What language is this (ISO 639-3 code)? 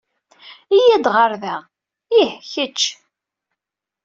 kab